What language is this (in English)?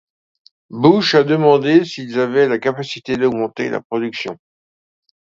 French